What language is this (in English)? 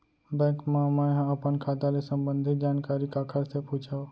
Chhattisgarhi